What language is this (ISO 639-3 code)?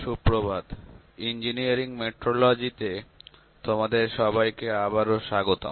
ben